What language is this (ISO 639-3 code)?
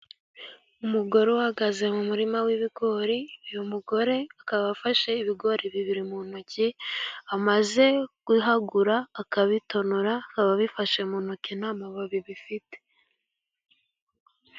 kin